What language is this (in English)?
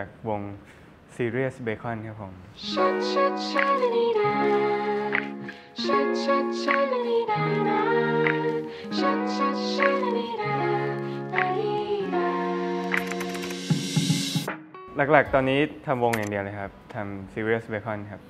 Thai